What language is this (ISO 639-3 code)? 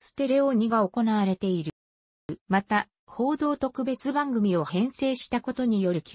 jpn